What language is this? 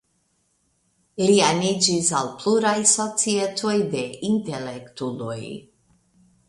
Esperanto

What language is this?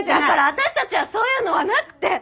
Japanese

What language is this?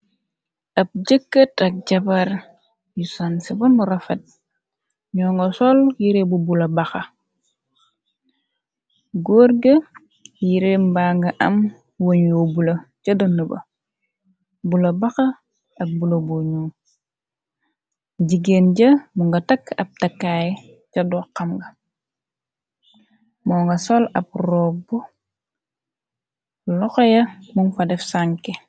Wolof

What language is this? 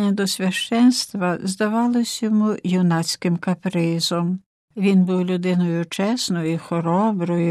Ukrainian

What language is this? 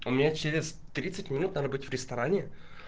Russian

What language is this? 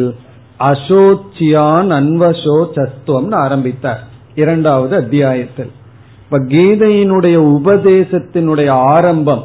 Tamil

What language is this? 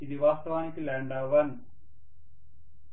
Telugu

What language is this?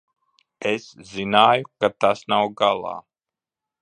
Latvian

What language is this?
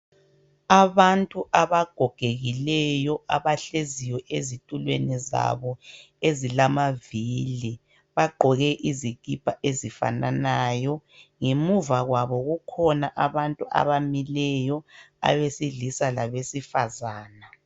North Ndebele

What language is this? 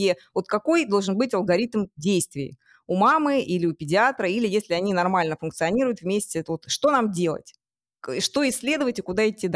Russian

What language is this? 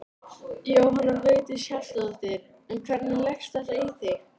Icelandic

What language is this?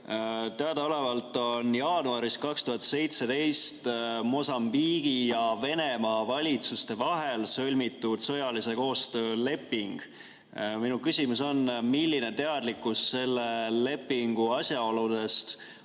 Estonian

